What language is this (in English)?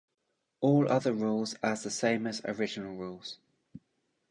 English